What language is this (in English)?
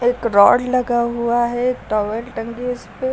Hindi